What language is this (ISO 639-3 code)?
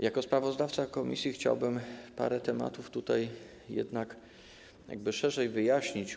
pol